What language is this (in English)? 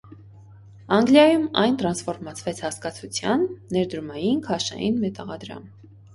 Armenian